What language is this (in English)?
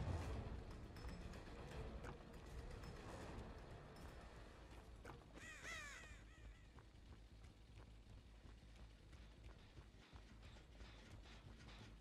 Polish